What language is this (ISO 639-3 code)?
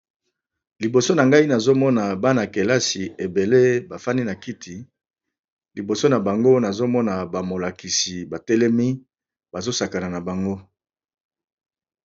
lin